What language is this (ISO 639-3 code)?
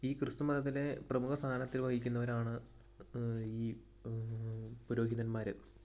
mal